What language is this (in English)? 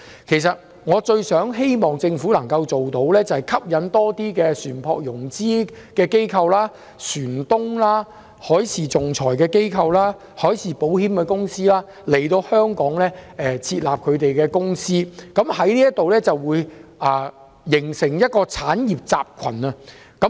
Cantonese